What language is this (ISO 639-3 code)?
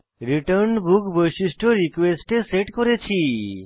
ben